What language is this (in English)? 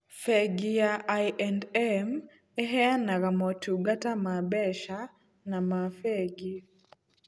Kikuyu